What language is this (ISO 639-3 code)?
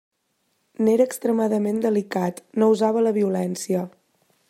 cat